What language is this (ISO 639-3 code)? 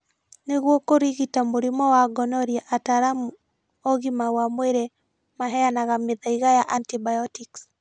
kik